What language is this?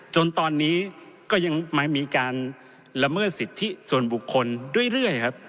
Thai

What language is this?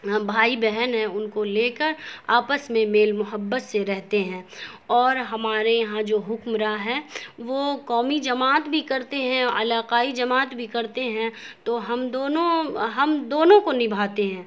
Urdu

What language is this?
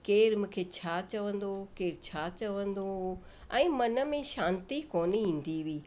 Sindhi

